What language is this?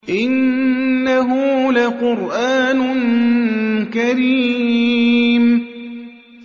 Arabic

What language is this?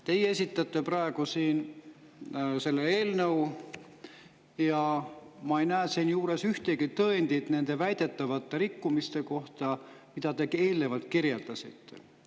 Estonian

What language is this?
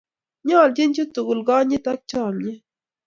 Kalenjin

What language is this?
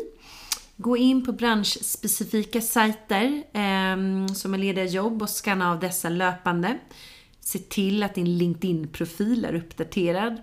Swedish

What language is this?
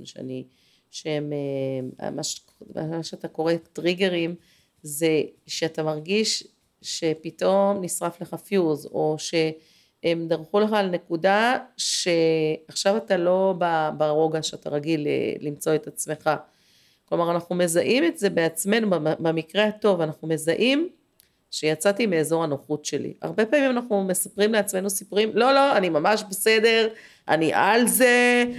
Hebrew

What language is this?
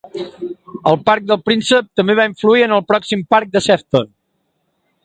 Catalan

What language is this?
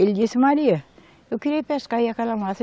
Portuguese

